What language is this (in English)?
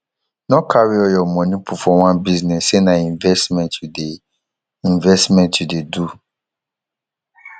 Nigerian Pidgin